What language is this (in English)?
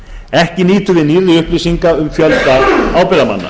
Icelandic